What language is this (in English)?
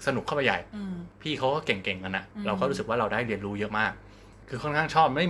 Thai